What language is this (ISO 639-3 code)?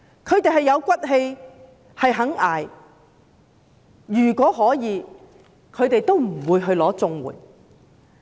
yue